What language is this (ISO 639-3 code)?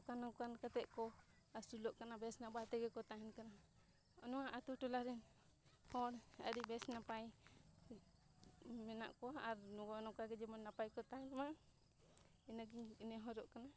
sat